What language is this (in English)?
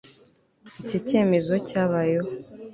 Kinyarwanda